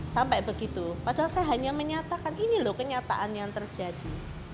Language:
Indonesian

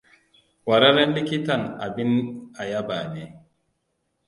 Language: Hausa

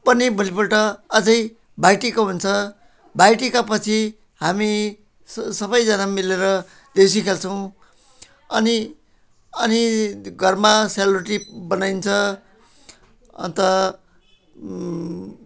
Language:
Nepali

